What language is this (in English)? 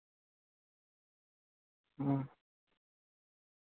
Santali